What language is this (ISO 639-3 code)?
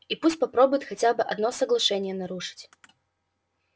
rus